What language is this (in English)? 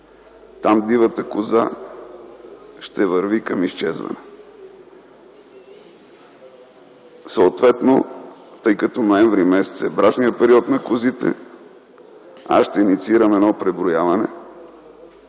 Bulgarian